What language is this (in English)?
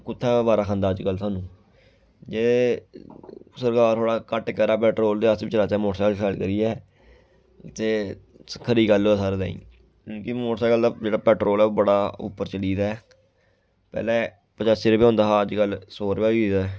Dogri